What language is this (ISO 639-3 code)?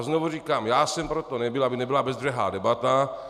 ces